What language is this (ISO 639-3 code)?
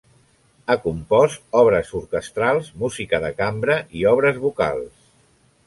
cat